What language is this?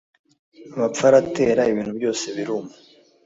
Kinyarwanda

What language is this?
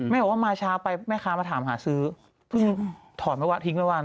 Thai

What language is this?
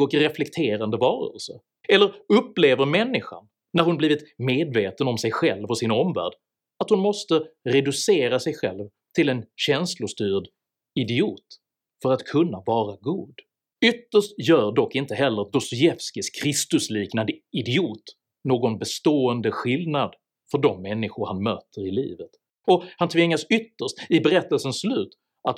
Swedish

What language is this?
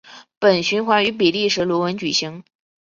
Chinese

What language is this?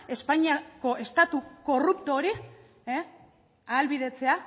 Basque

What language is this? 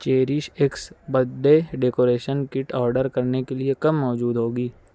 Urdu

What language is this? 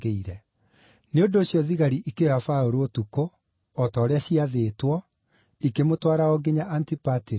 Kikuyu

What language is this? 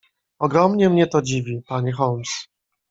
Polish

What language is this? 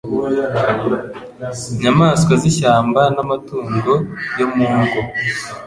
Kinyarwanda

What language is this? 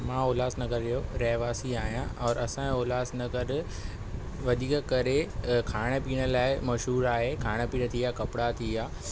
Sindhi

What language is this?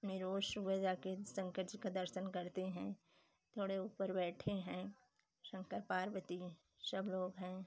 Hindi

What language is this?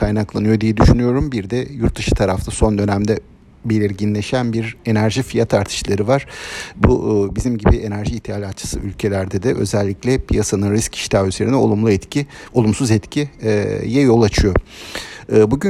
Turkish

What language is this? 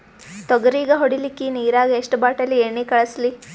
Kannada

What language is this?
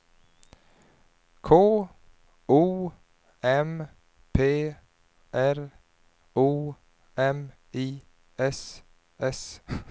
Swedish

